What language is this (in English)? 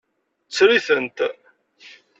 Kabyle